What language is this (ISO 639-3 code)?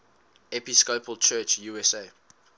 eng